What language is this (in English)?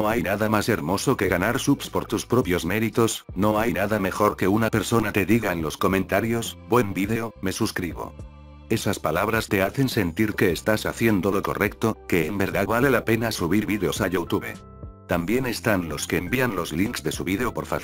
Spanish